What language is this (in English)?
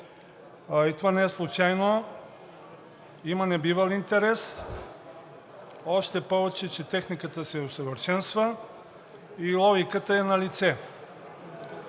Bulgarian